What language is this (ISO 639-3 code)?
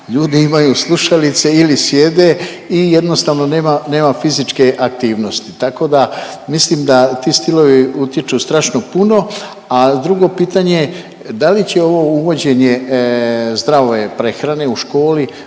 hrv